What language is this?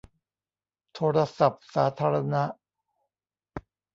Thai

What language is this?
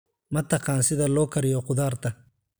Somali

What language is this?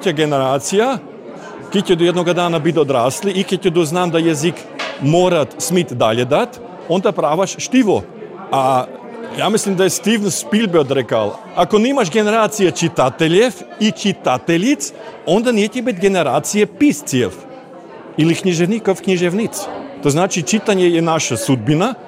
Croatian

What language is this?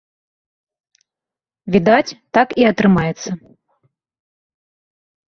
Belarusian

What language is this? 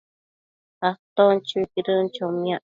Matsés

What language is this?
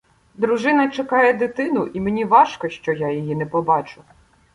Ukrainian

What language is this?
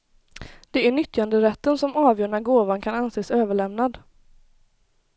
Swedish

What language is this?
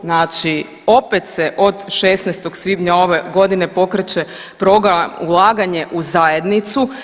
Croatian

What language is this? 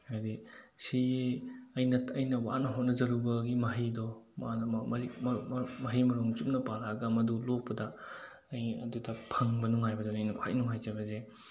Manipuri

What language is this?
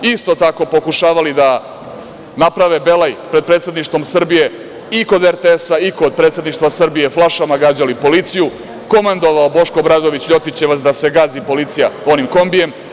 Serbian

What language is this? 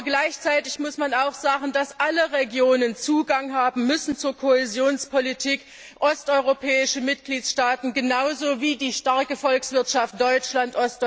German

